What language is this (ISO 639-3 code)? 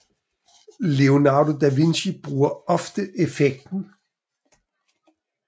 dan